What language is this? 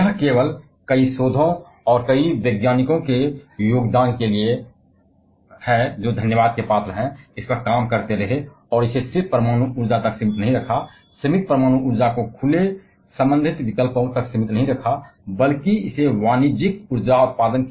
Hindi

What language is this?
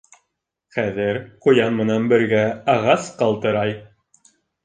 Bashkir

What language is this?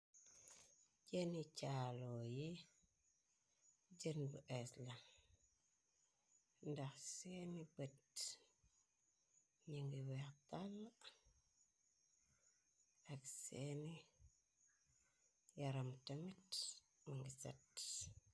Wolof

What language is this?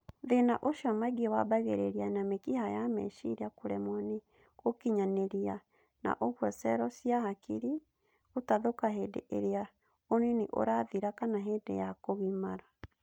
Kikuyu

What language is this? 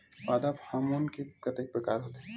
Chhattisgarhi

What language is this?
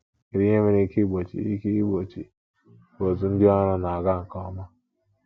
Igbo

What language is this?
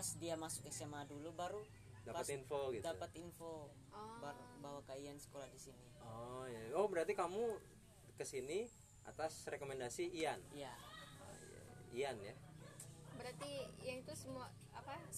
Indonesian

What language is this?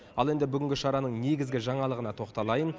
Kazakh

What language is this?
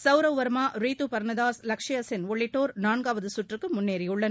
Tamil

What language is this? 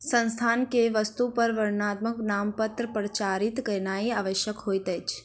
Maithili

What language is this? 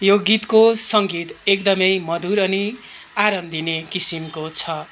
Nepali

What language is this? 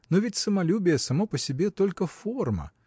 Russian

